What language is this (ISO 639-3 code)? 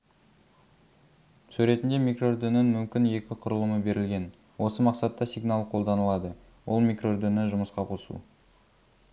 kaz